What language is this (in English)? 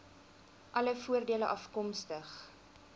Afrikaans